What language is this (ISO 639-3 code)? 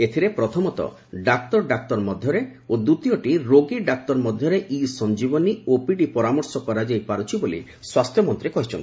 ori